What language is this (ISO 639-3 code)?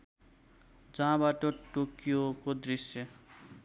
nep